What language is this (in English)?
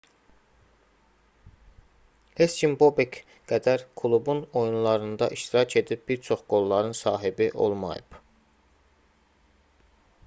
Azerbaijani